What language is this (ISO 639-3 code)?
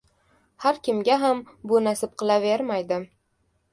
uzb